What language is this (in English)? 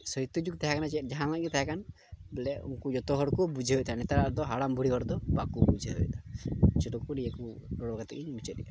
Santali